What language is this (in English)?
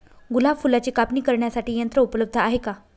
Marathi